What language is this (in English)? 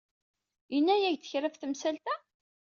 Kabyle